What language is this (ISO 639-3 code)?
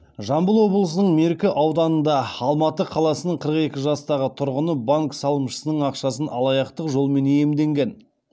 kaz